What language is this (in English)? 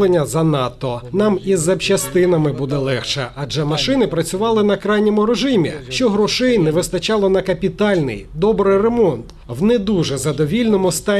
Ukrainian